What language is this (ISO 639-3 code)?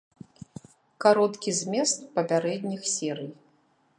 bel